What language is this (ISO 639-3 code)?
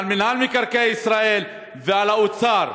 heb